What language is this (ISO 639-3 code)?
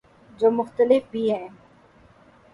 urd